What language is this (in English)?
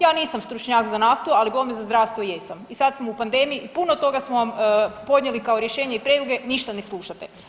Croatian